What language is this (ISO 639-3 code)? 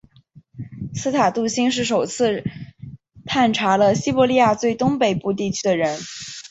zho